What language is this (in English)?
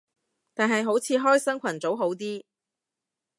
Cantonese